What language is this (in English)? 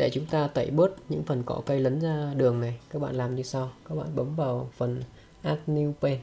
Vietnamese